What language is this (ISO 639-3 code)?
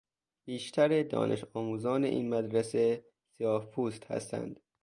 fas